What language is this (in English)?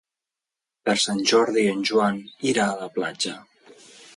Catalan